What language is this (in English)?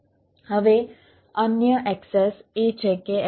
Gujarati